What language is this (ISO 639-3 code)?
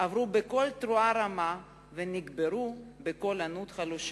heb